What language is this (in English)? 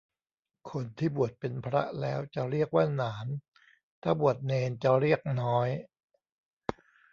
Thai